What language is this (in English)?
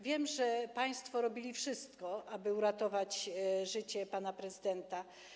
Polish